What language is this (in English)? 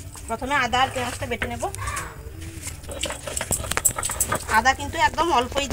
Romanian